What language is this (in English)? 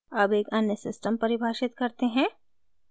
Hindi